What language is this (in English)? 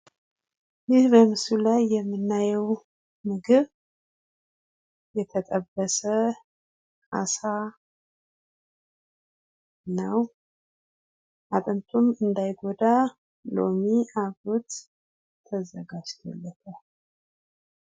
Amharic